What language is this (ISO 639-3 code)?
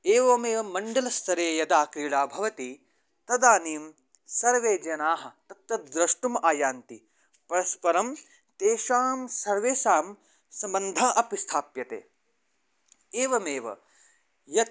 san